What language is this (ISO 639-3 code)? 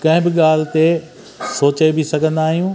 snd